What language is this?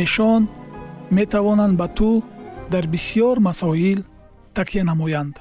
Persian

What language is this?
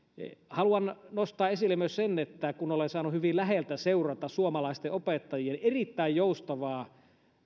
Finnish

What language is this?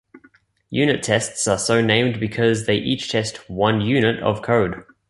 English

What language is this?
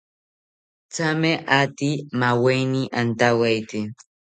South Ucayali Ashéninka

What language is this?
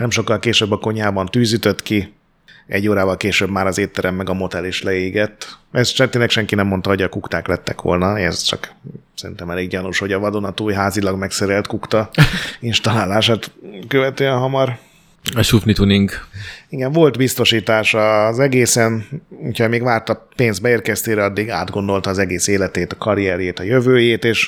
Hungarian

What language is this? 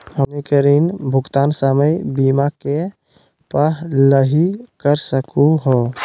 Magahi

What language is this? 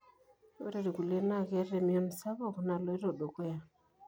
Masai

